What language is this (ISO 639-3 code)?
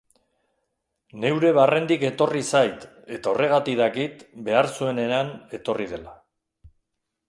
eus